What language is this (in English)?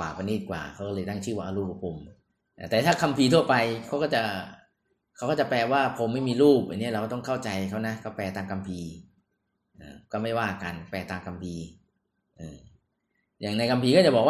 Thai